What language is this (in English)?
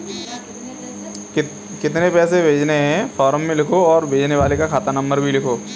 Hindi